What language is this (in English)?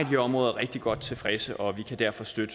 Danish